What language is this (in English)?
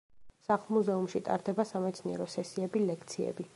Georgian